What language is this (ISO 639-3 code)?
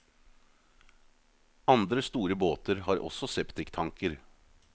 nor